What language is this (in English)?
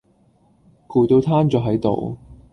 Cantonese